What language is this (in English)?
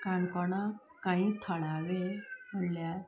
Konkani